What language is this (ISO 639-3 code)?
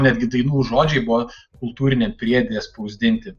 lit